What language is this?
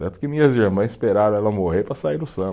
Portuguese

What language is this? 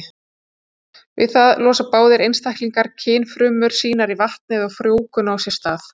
Icelandic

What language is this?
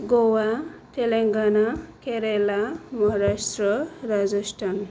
Bodo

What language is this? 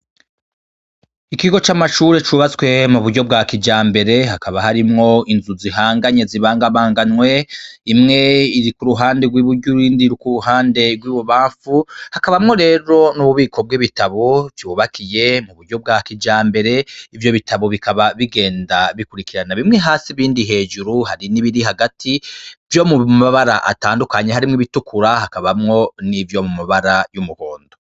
Rundi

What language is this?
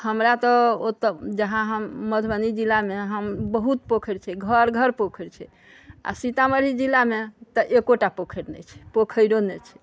Maithili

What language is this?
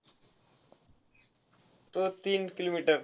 Marathi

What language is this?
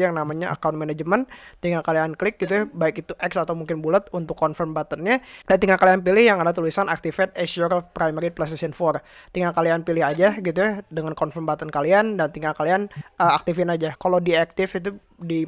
Indonesian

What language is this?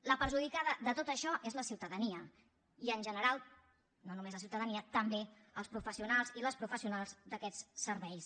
Catalan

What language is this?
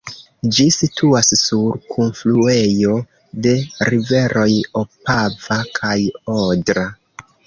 Esperanto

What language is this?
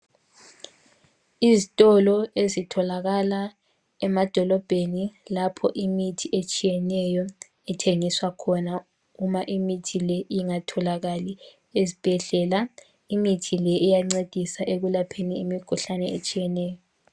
North Ndebele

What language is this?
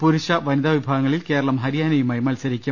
Malayalam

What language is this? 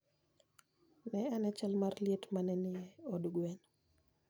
Luo (Kenya and Tanzania)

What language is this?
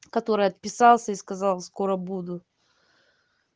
Russian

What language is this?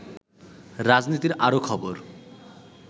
Bangla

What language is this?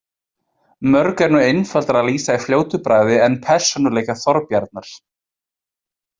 Icelandic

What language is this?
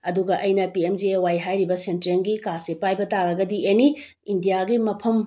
Manipuri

